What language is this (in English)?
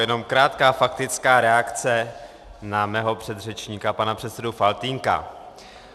Czech